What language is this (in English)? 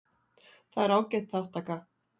Icelandic